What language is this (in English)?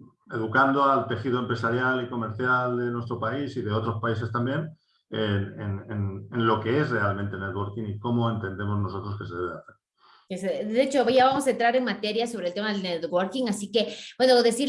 Spanish